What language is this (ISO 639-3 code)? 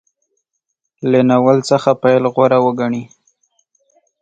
pus